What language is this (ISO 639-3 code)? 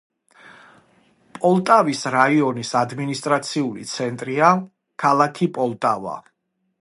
kat